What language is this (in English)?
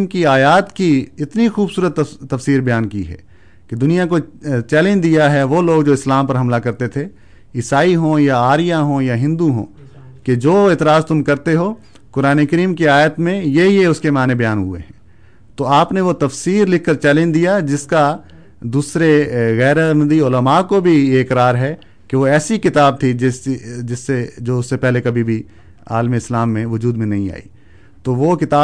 Urdu